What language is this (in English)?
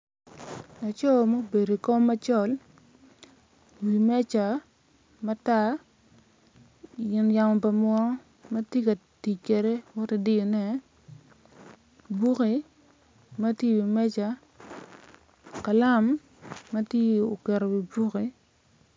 Acoli